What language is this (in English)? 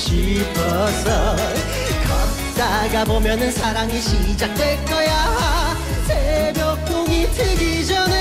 Korean